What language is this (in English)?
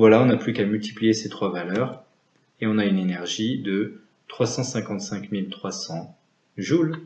French